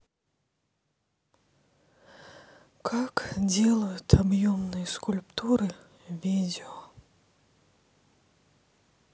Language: Russian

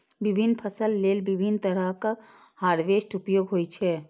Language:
Maithili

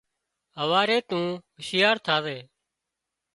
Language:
Wadiyara Koli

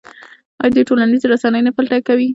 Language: Pashto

